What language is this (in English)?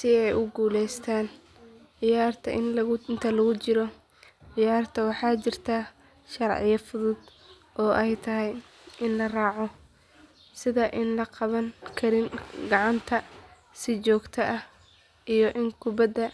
Somali